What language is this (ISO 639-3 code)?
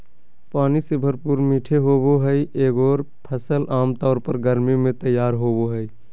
mag